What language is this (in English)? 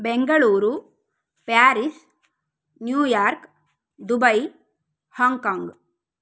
Sanskrit